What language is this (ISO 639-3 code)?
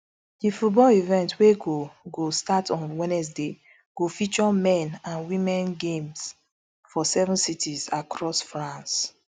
pcm